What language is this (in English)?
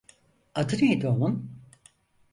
Turkish